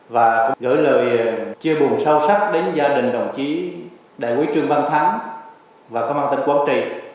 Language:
Vietnamese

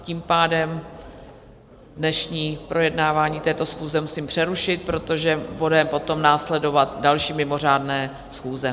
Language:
Czech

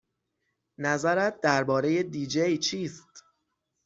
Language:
Persian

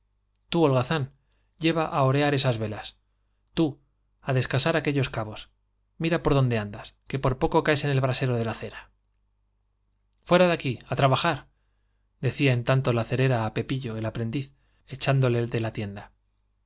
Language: Spanish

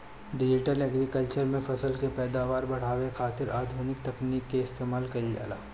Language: Bhojpuri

